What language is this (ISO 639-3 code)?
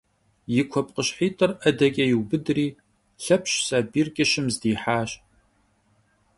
kbd